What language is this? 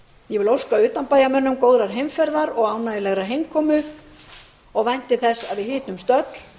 Icelandic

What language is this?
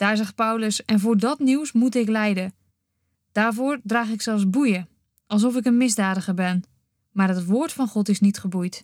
Dutch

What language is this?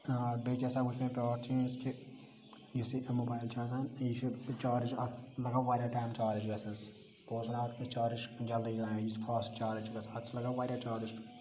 Kashmiri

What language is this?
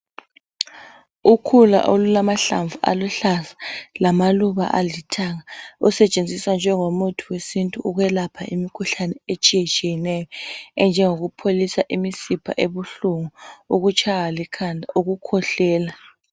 North Ndebele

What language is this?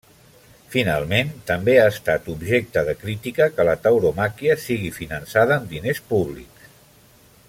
Catalan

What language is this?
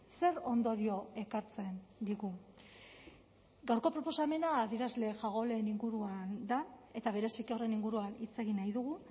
Basque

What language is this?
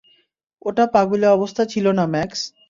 Bangla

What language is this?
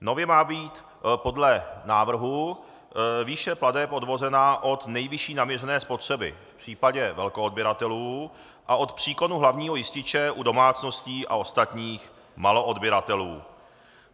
Czech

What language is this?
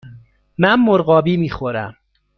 Persian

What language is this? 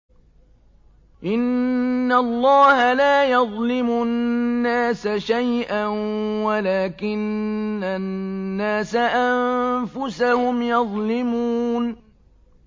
Arabic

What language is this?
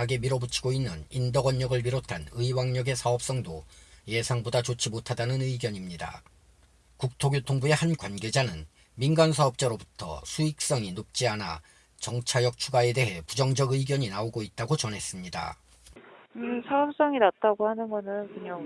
Korean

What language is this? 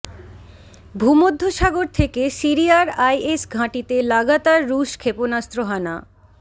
Bangla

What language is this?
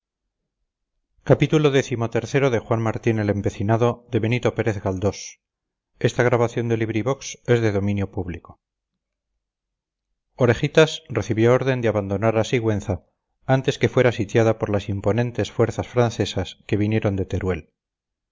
Spanish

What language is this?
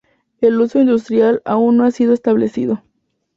Spanish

